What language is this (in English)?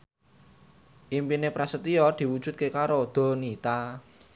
Javanese